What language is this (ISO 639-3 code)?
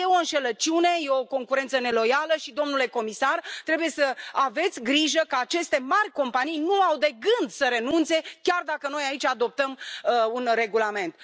ron